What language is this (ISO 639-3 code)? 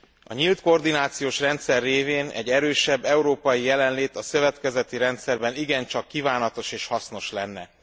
hun